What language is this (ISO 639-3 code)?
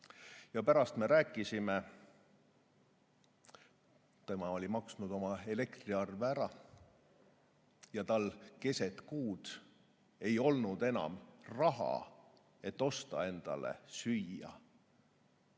est